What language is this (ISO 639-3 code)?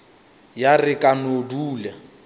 nso